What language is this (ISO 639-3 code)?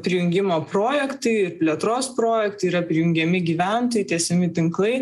lit